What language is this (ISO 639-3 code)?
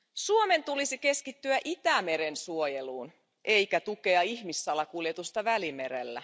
fin